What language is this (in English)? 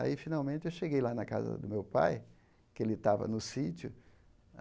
Portuguese